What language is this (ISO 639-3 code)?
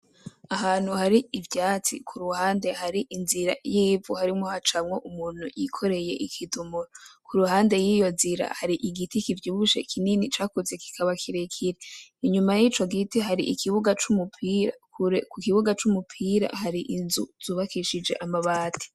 run